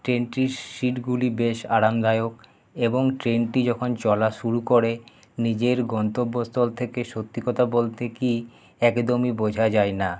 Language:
Bangla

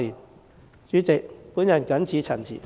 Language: Cantonese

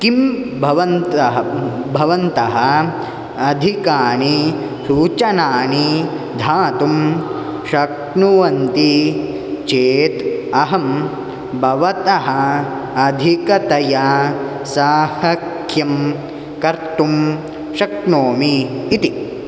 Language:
Sanskrit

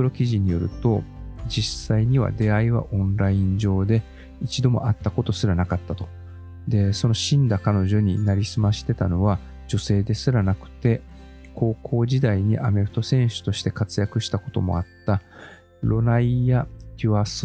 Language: Japanese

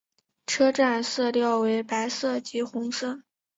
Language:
Chinese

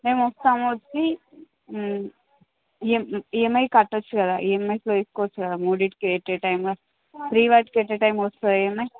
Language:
Telugu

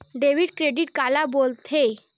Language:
Chhattisgarhi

